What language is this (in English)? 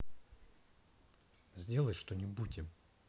Russian